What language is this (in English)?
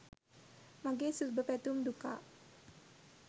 Sinhala